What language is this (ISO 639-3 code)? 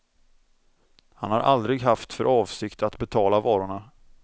swe